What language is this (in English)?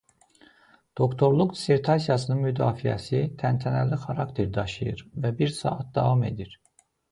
Azerbaijani